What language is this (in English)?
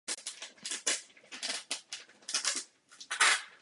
Czech